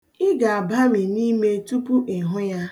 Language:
Igbo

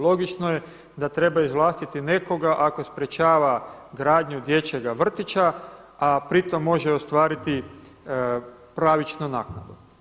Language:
Croatian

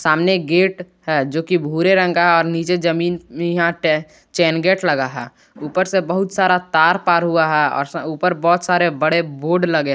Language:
Hindi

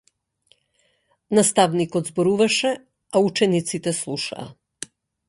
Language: Macedonian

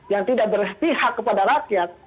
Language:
Indonesian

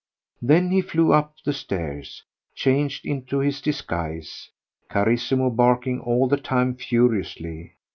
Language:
English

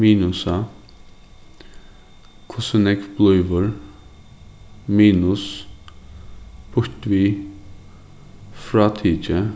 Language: Faroese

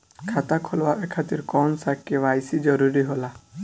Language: Bhojpuri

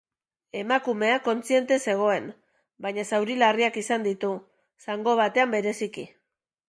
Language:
Basque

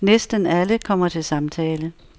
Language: Danish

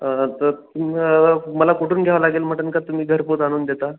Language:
Marathi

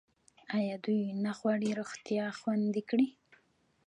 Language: Pashto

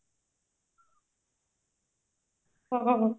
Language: Odia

